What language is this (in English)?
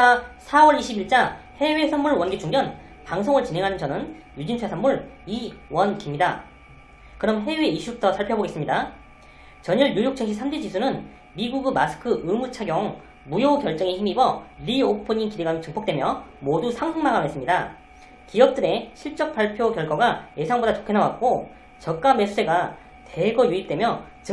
Korean